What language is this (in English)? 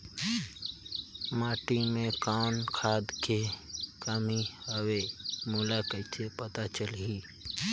Chhattisgarhi